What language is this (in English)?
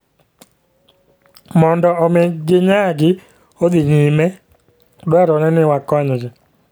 Luo (Kenya and Tanzania)